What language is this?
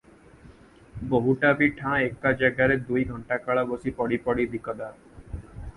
Odia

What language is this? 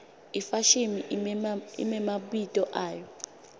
Swati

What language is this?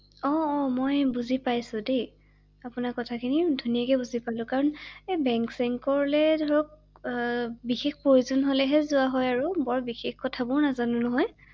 Assamese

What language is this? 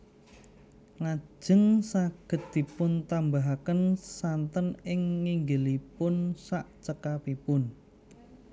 Javanese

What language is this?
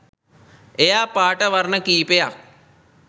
Sinhala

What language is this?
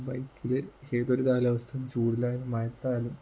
Malayalam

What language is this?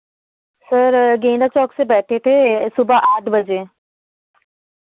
Hindi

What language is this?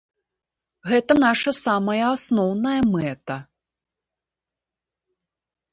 Belarusian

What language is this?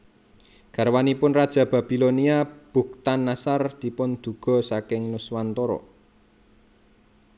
Javanese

